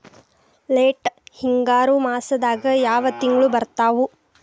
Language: Kannada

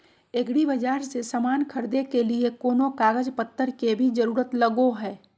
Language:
Magahi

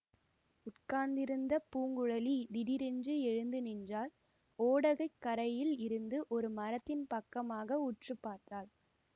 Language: Tamil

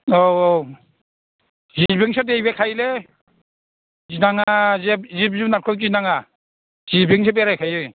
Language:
Bodo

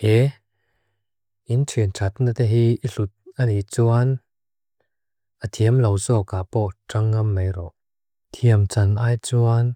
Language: Mizo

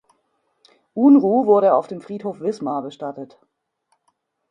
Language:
German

